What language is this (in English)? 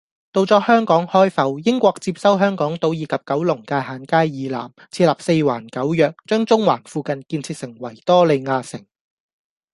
Cantonese